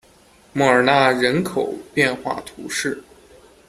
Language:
Chinese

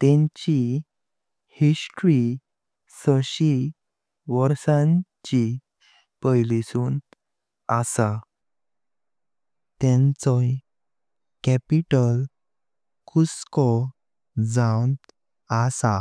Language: Konkani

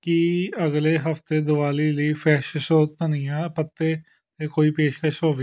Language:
Punjabi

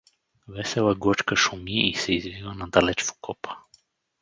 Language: Bulgarian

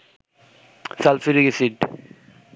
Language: Bangla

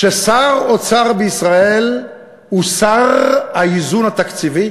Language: Hebrew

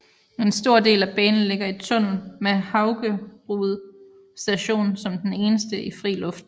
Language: Danish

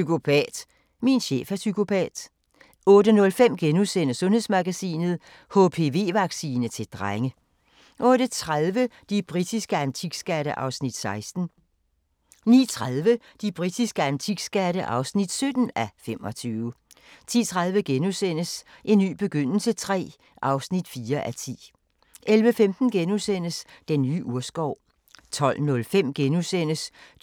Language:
Danish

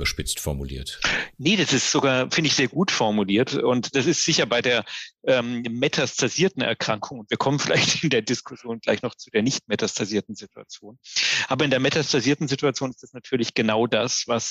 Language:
German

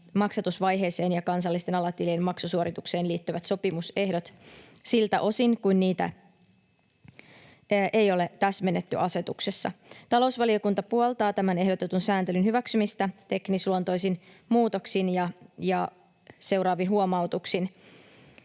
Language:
Finnish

